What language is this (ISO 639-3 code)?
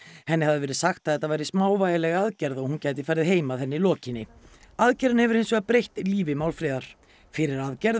isl